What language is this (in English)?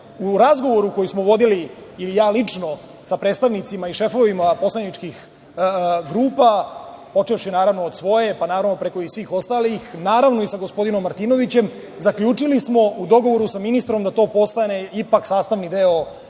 Serbian